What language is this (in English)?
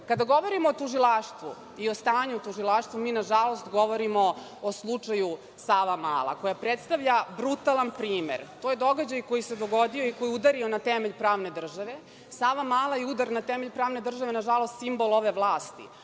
Serbian